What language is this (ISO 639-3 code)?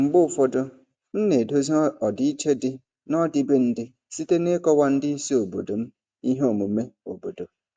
ibo